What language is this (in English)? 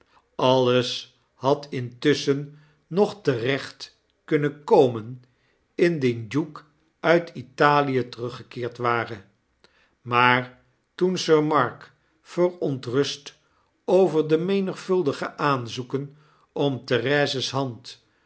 Dutch